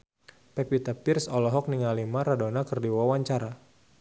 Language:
Sundanese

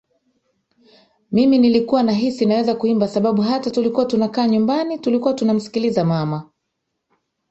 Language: Swahili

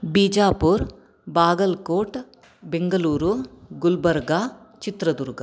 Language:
Sanskrit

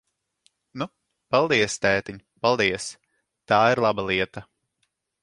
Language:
Latvian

